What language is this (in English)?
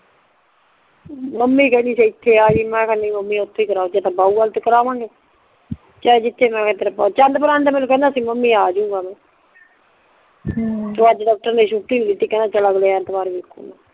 Punjabi